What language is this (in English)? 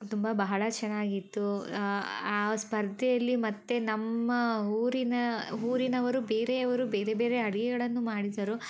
Kannada